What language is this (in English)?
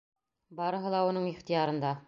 Bashkir